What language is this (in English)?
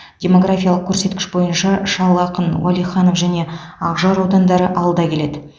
Kazakh